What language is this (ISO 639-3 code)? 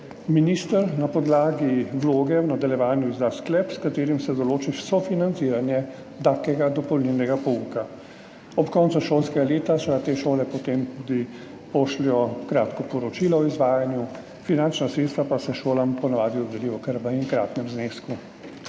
slv